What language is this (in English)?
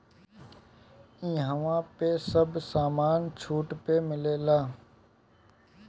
Bhojpuri